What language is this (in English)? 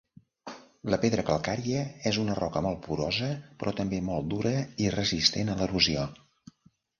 Catalan